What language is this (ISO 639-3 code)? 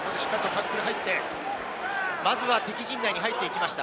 jpn